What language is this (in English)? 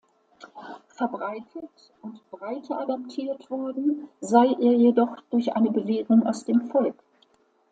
German